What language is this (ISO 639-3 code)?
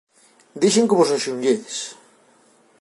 glg